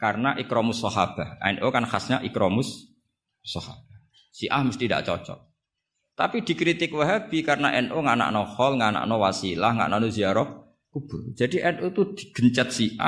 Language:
Indonesian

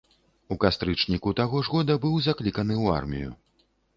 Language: Belarusian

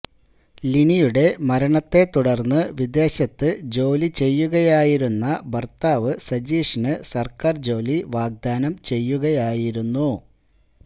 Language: Malayalam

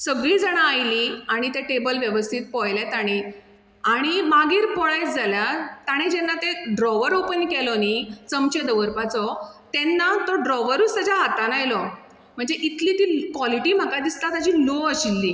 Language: Konkani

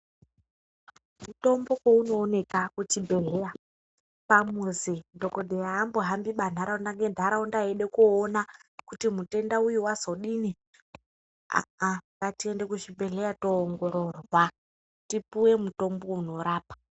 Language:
Ndau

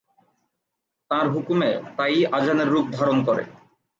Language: Bangla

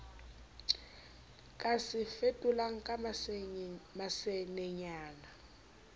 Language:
Southern Sotho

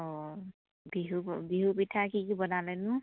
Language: Assamese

